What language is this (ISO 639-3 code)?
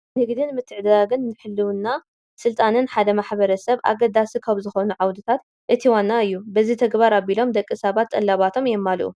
tir